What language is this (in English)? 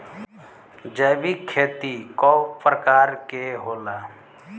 Bhojpuri